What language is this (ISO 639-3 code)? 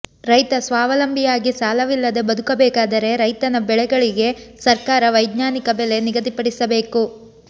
kan